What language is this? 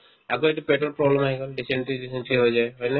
Assamese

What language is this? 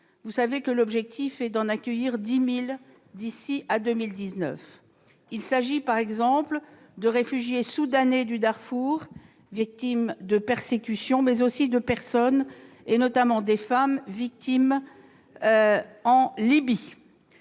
French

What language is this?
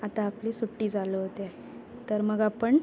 Marathi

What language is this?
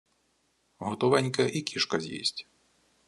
Ukrainian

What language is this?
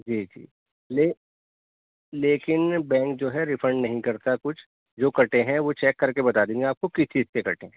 Urdu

